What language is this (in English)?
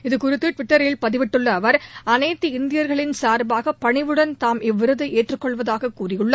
Tamil